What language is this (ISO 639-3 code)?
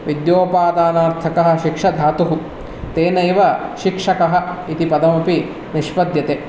san